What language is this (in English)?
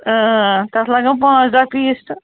Kashmiri